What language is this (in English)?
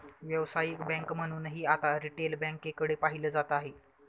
Marathi